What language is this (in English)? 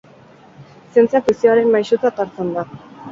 Basque